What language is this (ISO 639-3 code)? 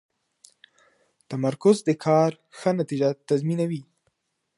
pus